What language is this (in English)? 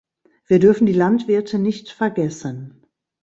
German